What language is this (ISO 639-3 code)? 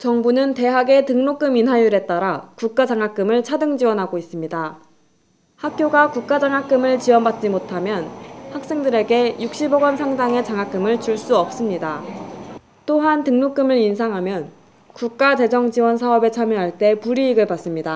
kor